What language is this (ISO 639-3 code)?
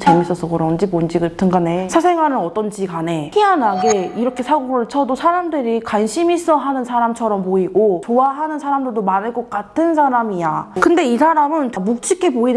kor